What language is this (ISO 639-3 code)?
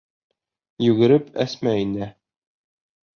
bak